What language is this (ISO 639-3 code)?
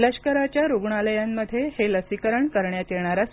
mar